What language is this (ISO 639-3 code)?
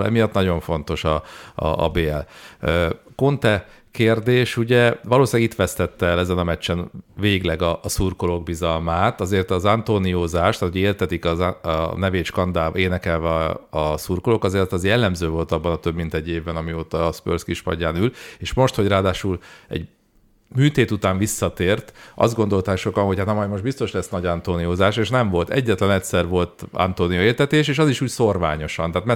hun